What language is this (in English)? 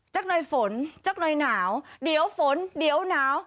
Thai